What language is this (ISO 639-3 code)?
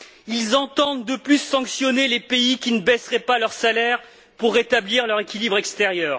fra